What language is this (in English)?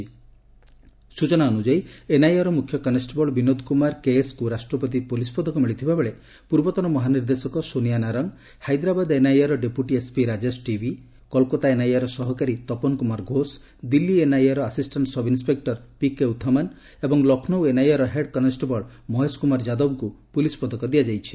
Odia